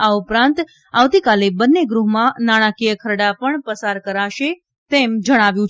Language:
Gujarati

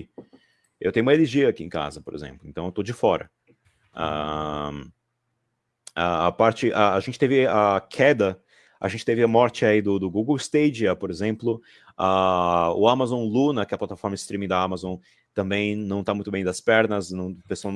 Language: Portuguese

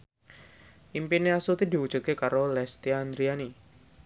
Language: Javanese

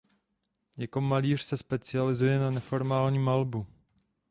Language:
Czech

